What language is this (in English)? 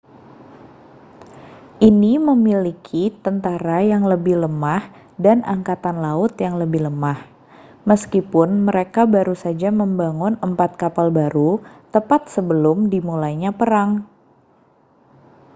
Indonesian